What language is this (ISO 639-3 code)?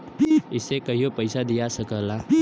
bho